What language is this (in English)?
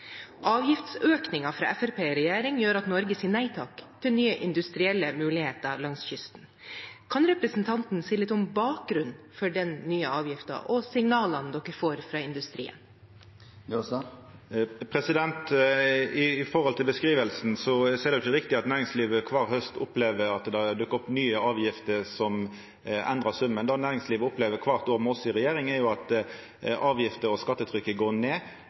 Norwegian